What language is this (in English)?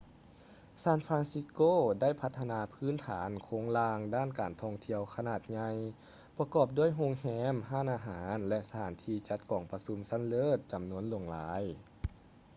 Lao